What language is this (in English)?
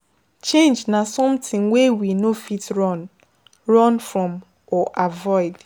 Nigerian Pidgin